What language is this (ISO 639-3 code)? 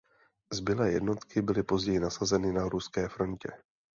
ces